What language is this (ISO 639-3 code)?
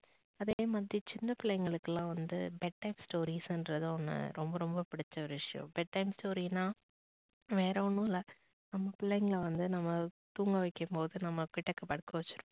tam